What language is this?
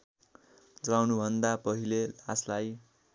Nepali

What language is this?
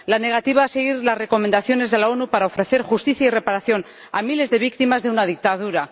Spanish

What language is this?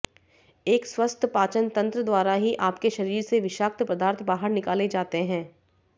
Hindi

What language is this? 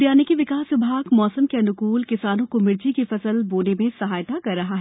Hindi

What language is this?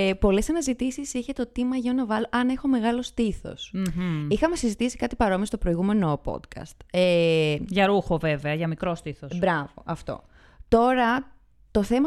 Greek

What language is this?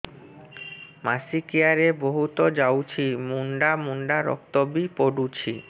Odia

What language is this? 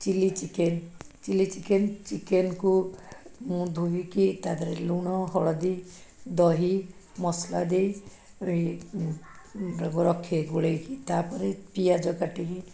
Odia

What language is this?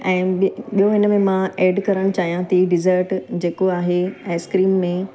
Sindhi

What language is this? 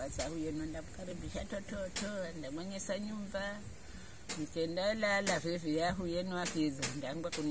Indonesian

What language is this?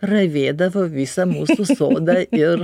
Lithuanian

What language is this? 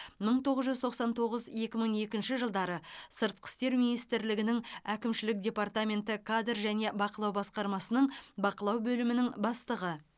Kazakh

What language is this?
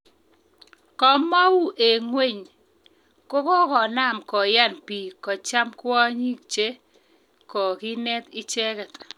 Kalenjin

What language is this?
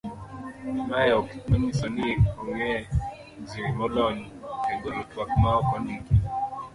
Luo (Kenya and Tanzania)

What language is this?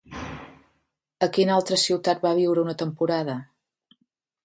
Catalan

